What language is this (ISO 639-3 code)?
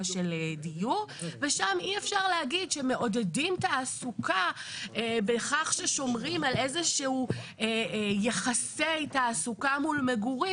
heb